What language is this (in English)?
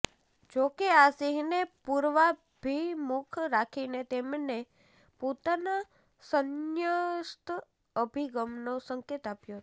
Gujarati